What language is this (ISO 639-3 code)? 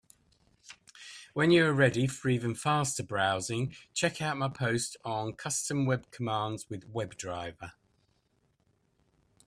eng